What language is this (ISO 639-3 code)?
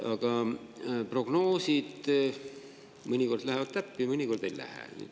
est